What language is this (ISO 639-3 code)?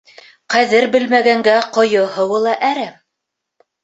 bak